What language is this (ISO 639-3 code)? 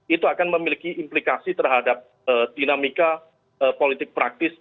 ind